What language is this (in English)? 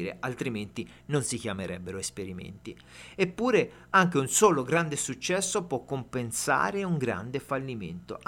Italian